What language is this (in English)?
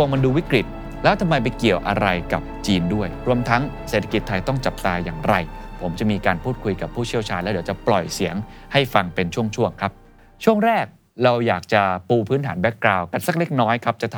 Thai